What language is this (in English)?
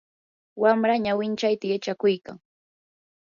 Yanahuanca Pasco Quechua